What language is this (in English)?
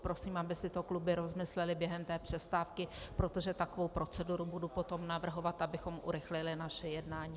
Czech